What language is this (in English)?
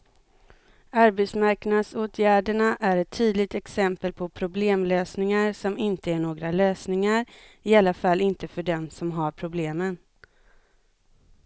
Swedish